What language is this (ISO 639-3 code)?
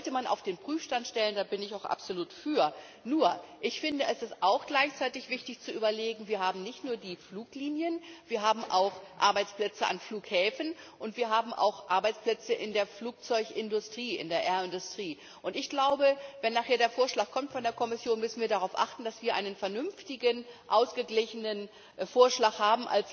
deu